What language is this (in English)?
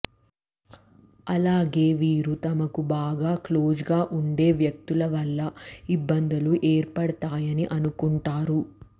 Telugu